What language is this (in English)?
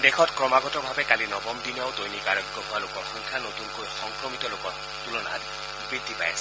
Assamese